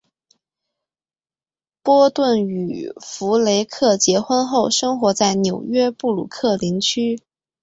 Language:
Chinese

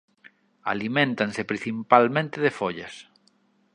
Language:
Galician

